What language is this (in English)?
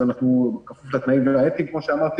Hebrew